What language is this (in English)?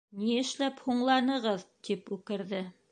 Bashkir